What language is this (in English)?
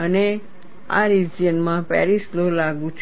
Gujarati